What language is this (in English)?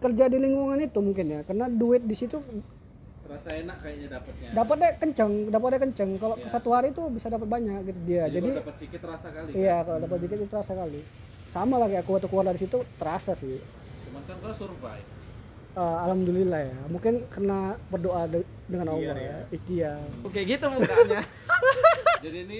Indonesian